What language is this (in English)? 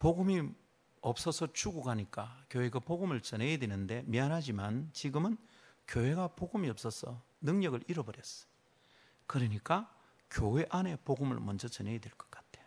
Korean